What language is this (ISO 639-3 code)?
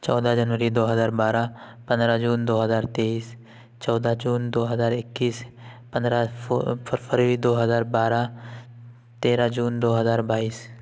urd